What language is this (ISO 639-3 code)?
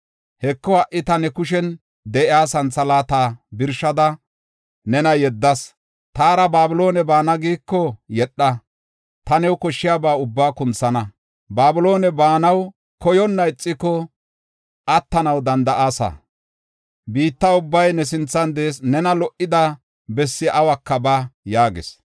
gof